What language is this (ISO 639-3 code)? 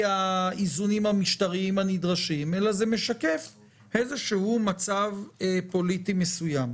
heb